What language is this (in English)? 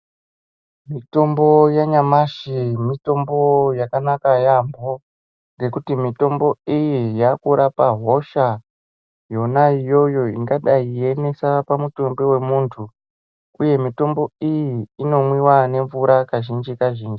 Ndau